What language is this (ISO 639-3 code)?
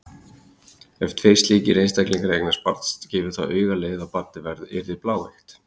isl